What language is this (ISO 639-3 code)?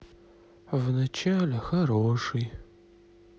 rus